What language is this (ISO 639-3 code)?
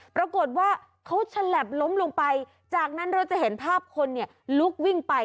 tha